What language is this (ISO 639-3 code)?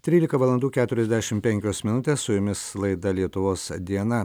lit